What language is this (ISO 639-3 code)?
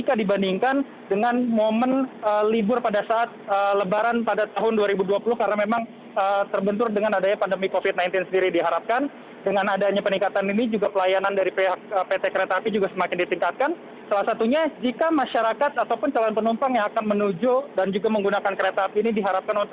ind